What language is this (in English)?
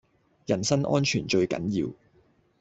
Cantonese